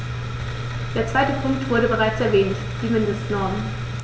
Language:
German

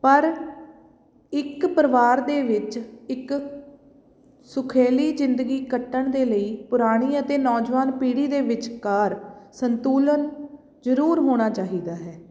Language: Punjabi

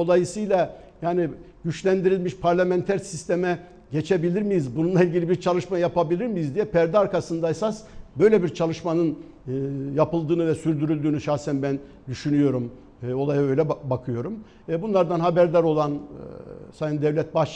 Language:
Turkish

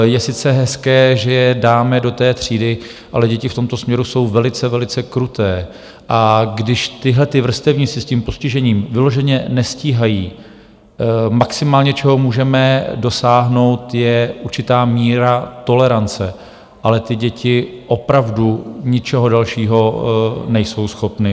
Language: Czech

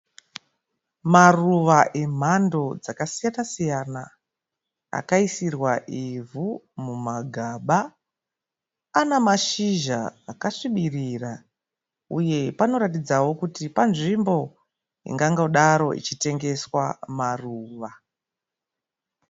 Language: Shona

